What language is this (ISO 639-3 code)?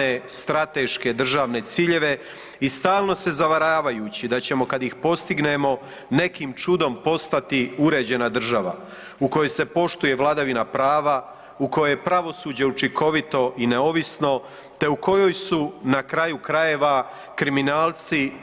hrv